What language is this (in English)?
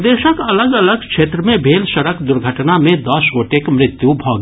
Maithili